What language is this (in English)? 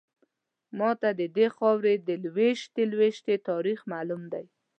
Pashto